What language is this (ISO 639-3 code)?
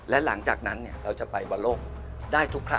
tha